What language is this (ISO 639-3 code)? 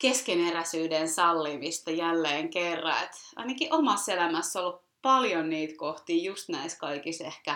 fin